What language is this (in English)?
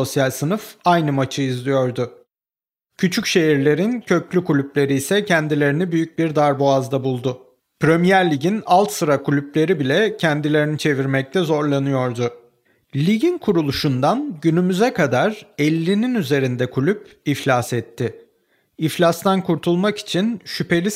Turkish